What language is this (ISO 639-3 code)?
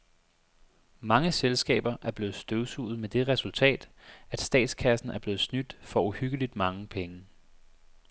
dan